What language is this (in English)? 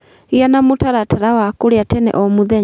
Kikuyu